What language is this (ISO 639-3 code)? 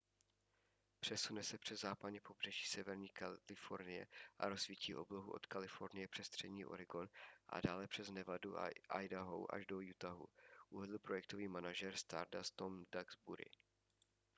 ces